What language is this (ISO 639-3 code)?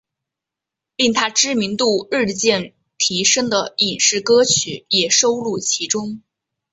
zho